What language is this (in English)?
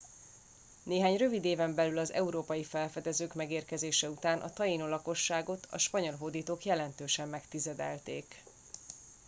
Hungarian